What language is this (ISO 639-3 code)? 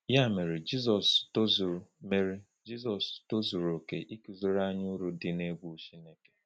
ibo